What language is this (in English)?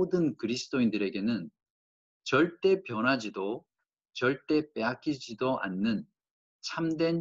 Korean